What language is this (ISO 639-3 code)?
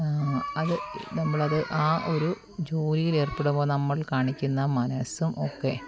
mal